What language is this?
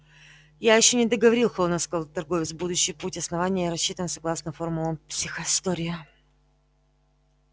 Russian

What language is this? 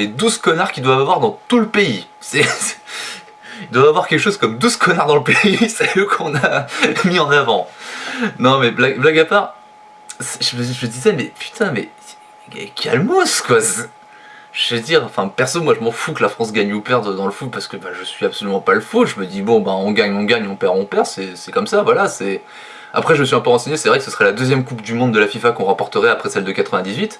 French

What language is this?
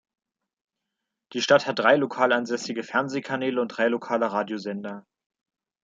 German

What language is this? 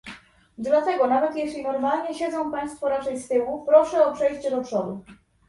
Polish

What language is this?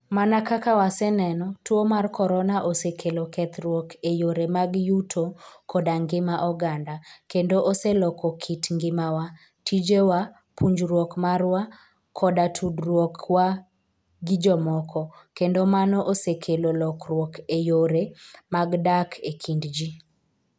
Luo (Kenya and Tanzania)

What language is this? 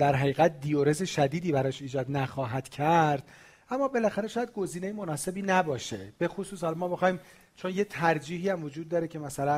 Persian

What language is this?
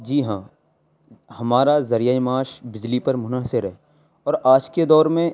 Urdu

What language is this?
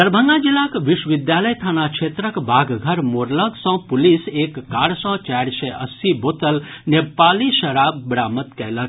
Maithili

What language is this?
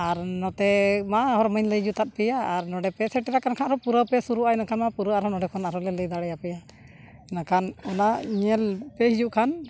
Santali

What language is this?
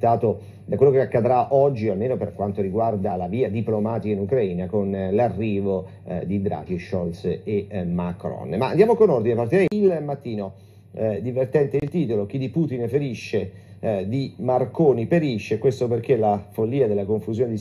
Italian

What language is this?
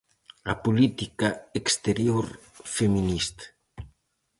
Galician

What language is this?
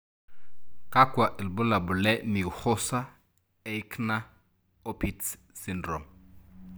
Masai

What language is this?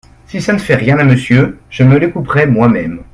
French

